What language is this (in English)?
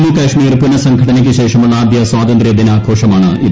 Malayalam